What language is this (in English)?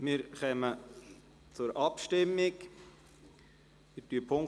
Swiss German